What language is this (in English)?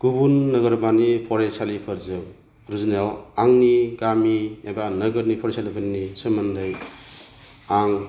Bodo